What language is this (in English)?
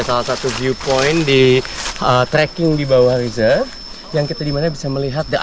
Indonesian